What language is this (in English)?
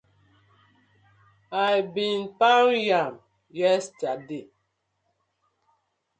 Nigerian Pidgin